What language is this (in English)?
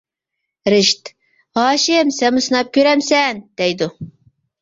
Uyghur